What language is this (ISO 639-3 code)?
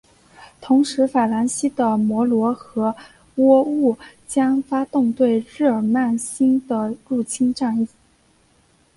zho